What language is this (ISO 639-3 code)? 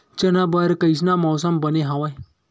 hne